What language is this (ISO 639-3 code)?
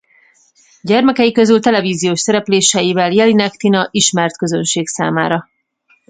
hun